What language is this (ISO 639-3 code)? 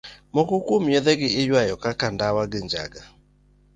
luo